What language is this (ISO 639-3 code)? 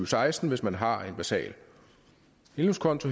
dan